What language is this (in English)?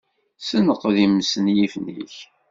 Kabyle